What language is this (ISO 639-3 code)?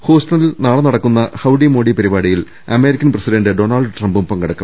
mal